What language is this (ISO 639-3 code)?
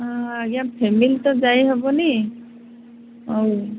ori